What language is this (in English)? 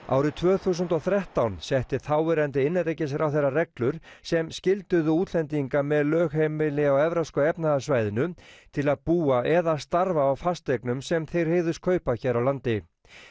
Icelandic